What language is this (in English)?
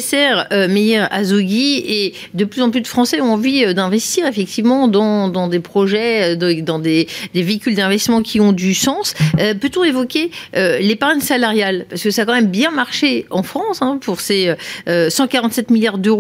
French